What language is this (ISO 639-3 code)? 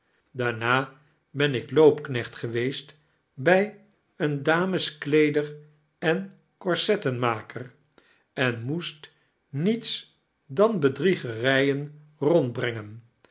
nld